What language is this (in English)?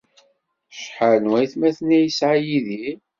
Kabyle